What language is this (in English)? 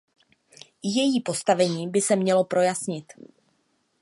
Czech